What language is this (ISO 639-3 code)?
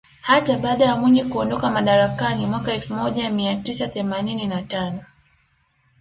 swa